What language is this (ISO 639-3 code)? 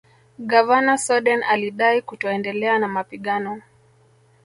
swa